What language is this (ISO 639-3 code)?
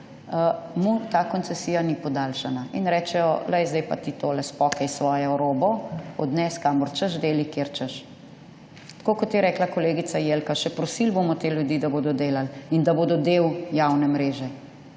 slv